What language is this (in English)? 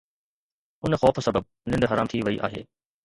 Sindhi